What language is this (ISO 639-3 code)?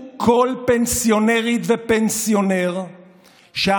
heb